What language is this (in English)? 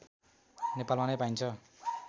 Nepali